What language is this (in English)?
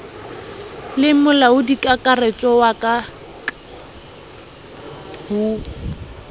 Southern Sotho